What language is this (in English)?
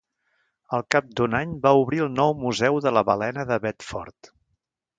Catalan